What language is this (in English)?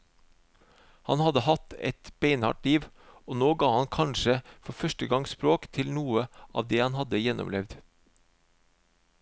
Norwegian